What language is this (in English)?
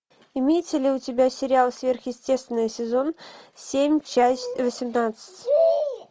Russian